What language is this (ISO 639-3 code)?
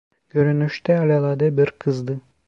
tur